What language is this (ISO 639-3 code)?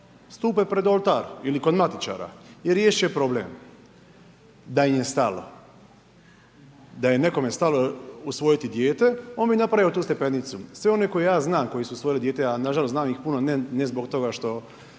hrv